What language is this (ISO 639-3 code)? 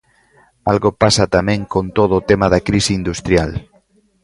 glg